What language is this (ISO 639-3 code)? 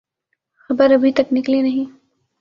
urd